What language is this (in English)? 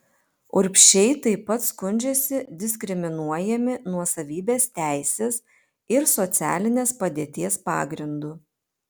Lithuanian